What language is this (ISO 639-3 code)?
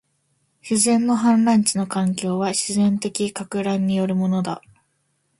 jpn